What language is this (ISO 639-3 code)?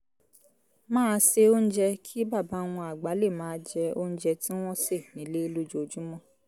yor